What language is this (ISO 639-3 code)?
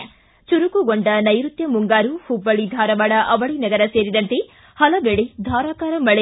kan